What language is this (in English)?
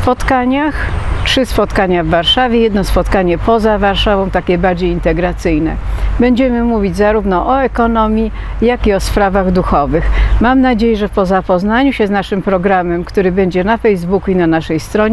Polish